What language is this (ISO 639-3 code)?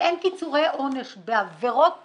heb